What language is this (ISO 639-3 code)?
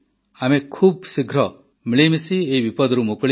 ori